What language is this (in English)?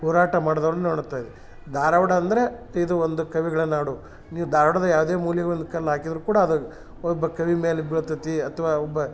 Kannada